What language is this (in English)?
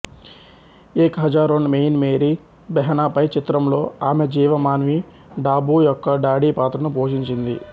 Telugu